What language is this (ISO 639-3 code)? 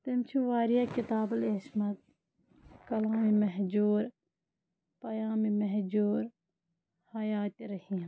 kas